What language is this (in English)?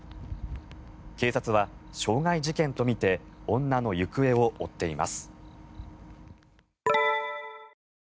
Japanese